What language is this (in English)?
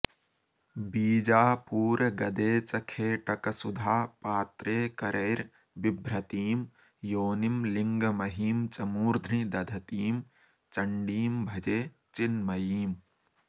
Sanskrit